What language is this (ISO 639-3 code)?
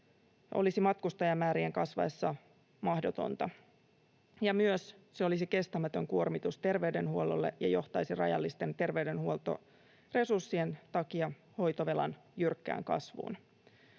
fin